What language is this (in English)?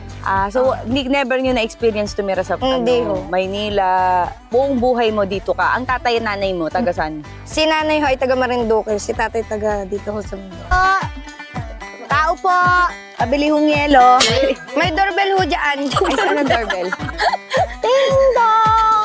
Filipino